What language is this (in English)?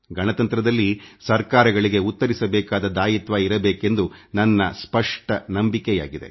Kannada